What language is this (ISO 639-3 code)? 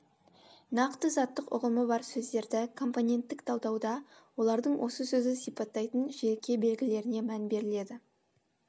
kaz